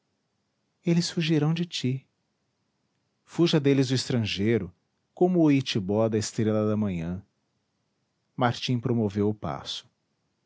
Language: Portuguese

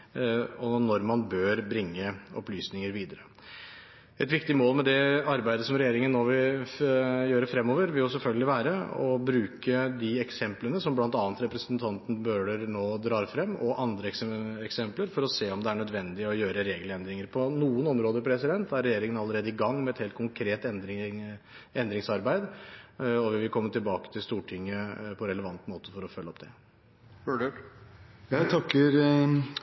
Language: Norwegian Bokmål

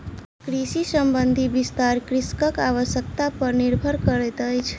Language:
Maithili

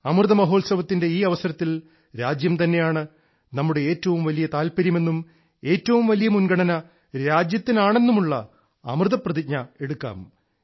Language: Malayalam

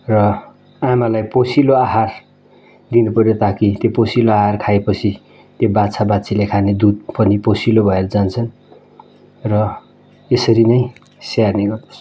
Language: Nepali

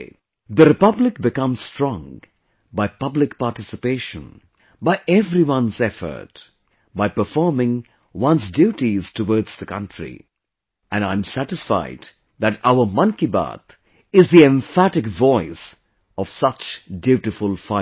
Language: English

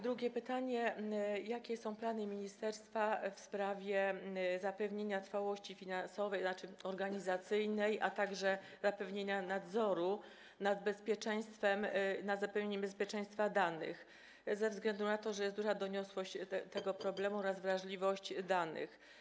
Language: Polish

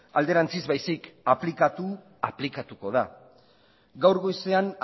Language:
Basque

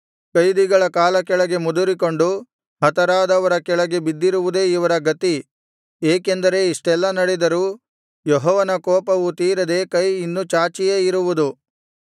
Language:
Kannada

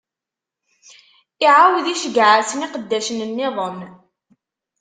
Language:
Kabyle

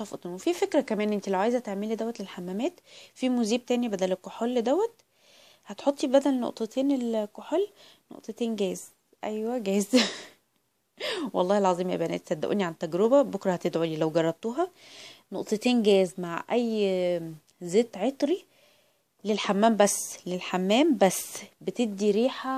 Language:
Arabic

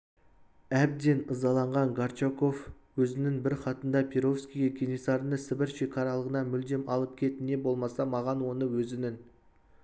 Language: Kazakh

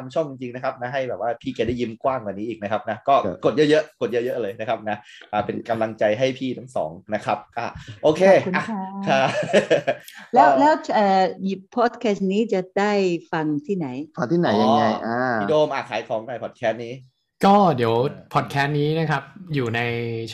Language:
Thai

